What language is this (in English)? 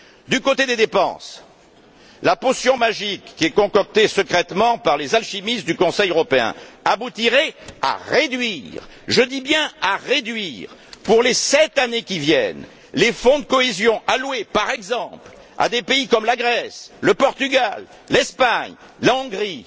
French